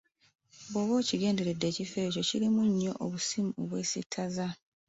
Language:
Ganda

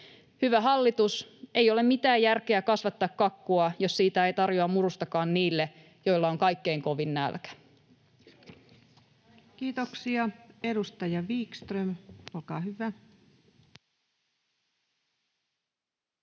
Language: Finnish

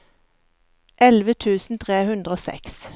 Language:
Norwegian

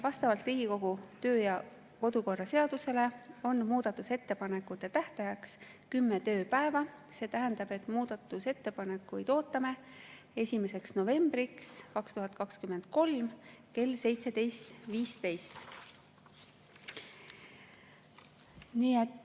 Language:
Estonian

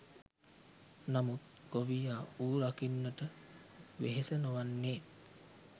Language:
Sinhala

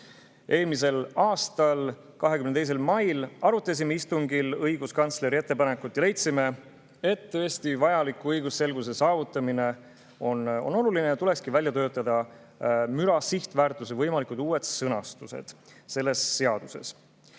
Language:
Estonian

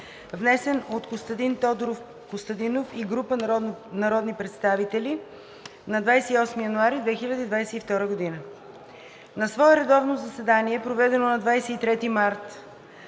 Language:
Bulgarian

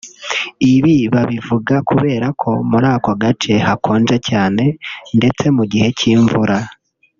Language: Kinyarwanda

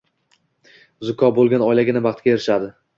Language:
Uzbek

